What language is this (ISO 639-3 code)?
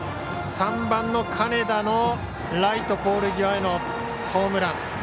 jpn